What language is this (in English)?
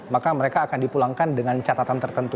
Indonesian